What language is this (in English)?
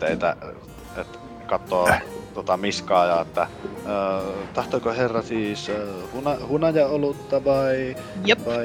Finnish